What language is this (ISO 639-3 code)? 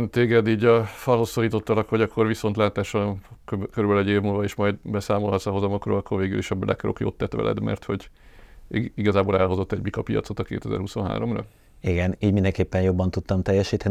hun